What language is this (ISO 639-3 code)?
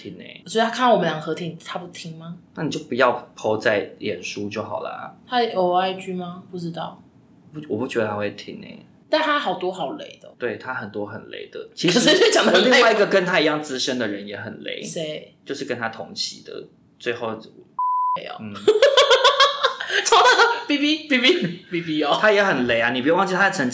zho